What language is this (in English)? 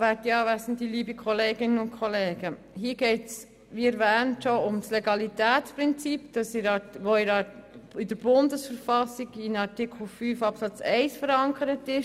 Swiss German